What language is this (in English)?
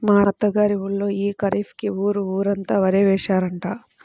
Telugu